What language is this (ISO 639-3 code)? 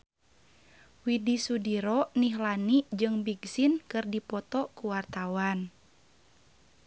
sun